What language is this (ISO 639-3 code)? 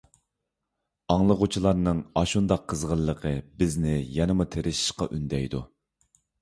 uig